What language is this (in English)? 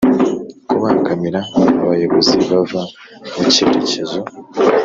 Kinyarwanda